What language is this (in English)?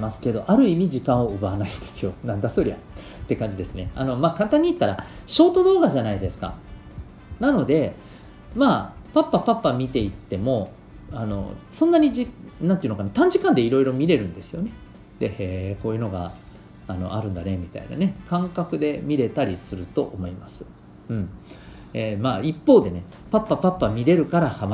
Japanese